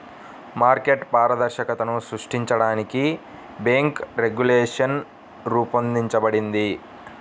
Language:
Telugu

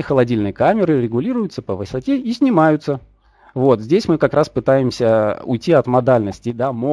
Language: Russian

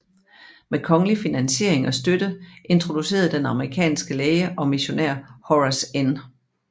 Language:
Danish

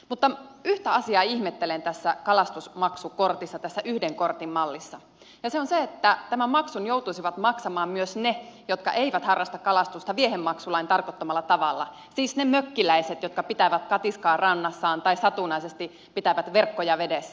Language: Finnish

